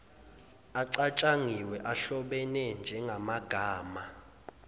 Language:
Zulu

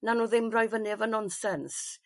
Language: Welsh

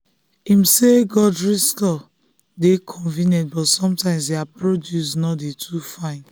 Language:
Nigerian Pidgin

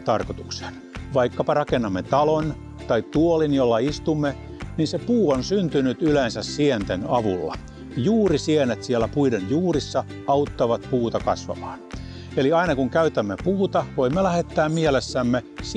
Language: Finnish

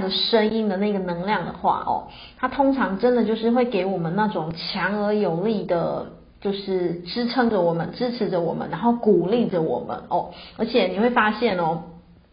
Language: Chinese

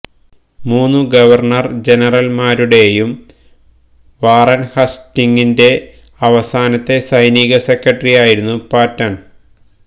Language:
Malayalam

